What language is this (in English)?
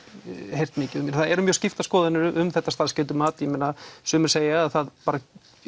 Icelandic